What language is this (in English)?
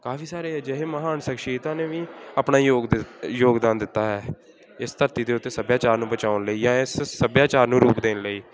Punjabi